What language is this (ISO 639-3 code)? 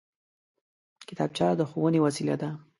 pus